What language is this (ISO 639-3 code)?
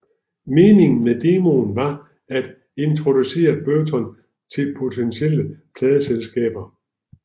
dan